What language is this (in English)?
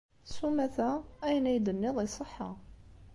Kabyle